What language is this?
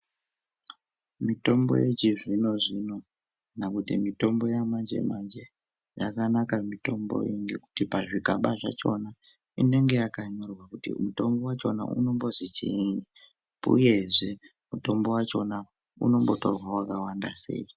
Ndau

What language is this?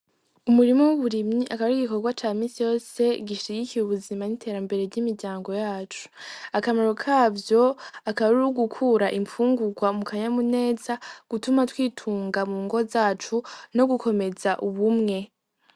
Rundi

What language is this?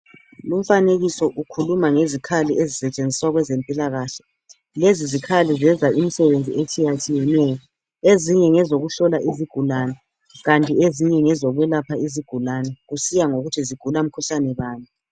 North Ndebele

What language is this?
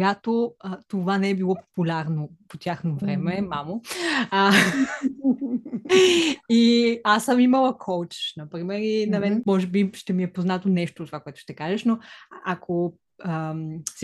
Bulgarian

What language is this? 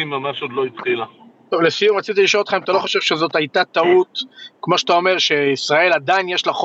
Hebrew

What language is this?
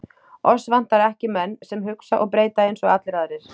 Icelandic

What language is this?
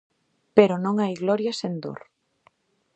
Galician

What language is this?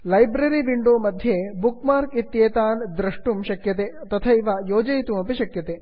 Sanskrit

